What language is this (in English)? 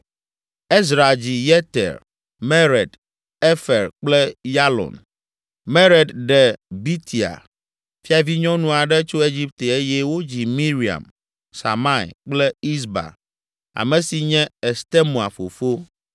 Ewe